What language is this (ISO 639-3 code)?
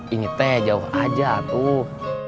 ind